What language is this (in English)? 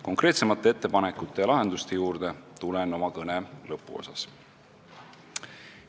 Estonian